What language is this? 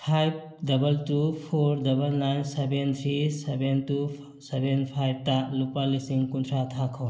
Manipuri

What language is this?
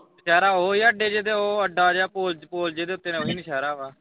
Punjabi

